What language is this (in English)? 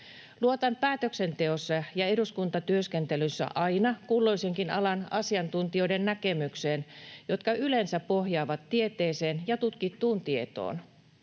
Finnish